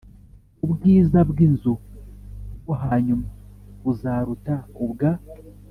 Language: Kinyarwanda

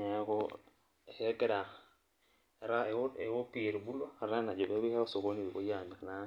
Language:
Masai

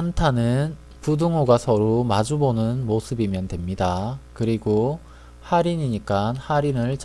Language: Korean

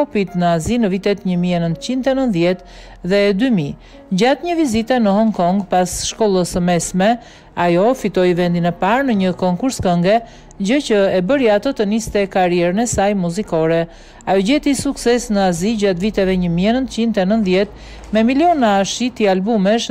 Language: Romanian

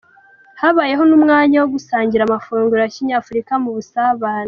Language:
Kinyarwanda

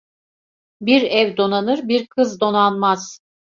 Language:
Turkish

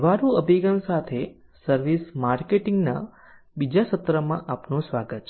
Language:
Gujarati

